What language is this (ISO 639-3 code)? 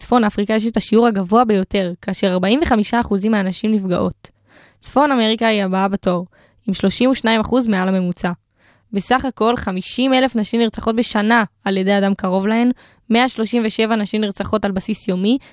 heb